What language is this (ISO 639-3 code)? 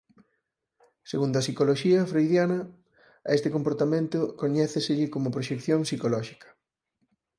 glg